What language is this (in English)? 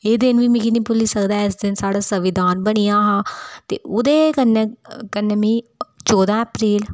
Dogri